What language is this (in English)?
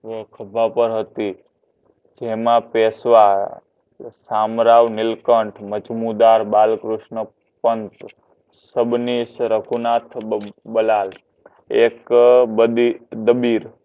Gujarati